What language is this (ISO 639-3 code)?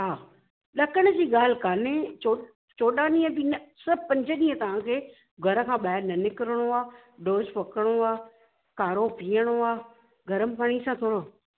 snd